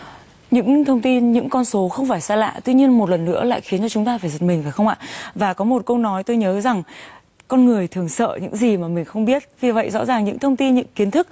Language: Vietnamese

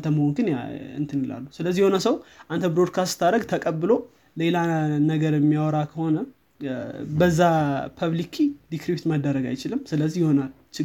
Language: Amharic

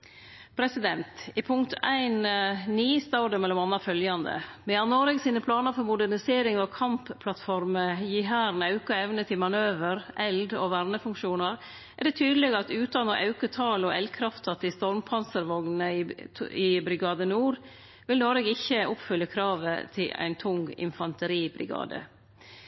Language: Norwegian Nynorsk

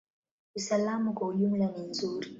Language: Swahili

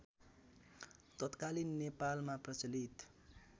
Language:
Nepali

